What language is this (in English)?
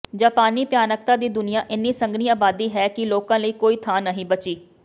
Punjabi